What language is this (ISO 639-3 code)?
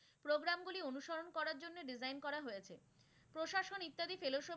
ben